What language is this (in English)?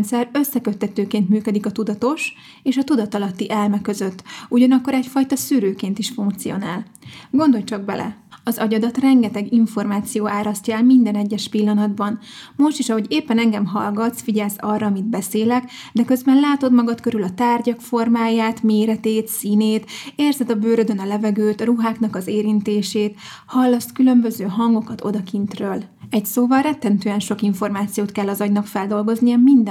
Hungarian